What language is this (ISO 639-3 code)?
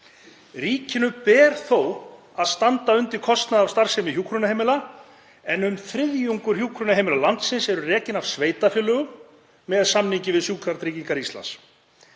isl